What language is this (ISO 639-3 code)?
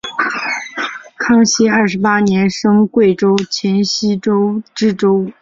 zho